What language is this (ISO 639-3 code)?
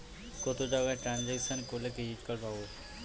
ben